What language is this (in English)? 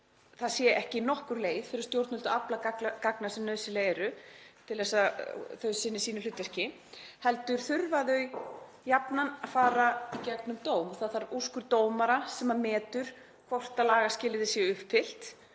Icelandic